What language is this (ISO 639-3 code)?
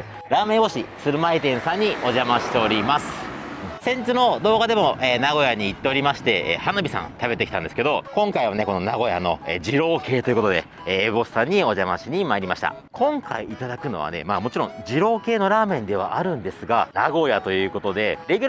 jpn